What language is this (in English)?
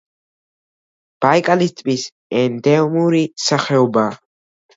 Georgian